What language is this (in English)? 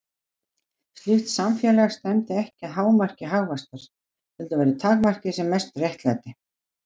Icelandic